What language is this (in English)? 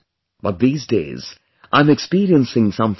English